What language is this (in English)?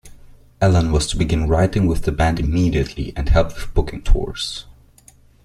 English